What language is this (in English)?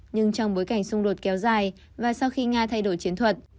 Vietnamese